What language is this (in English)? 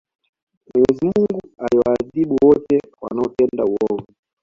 Swahili